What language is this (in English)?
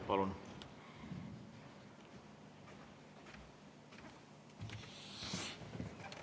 Estonian